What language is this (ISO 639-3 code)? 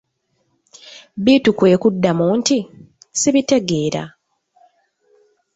lug